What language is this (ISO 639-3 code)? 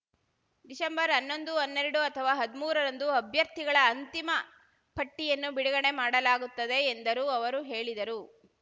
kan